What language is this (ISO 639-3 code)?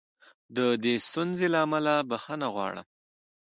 pus